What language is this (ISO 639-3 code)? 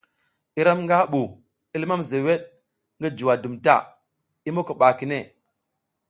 giz